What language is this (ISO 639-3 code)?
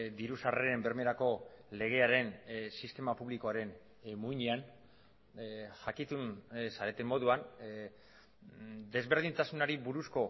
eus